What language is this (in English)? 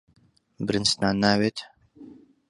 Central Kurdish